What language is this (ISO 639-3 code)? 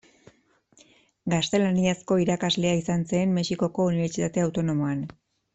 eus